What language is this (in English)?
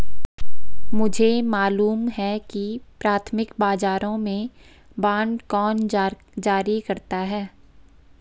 Hindi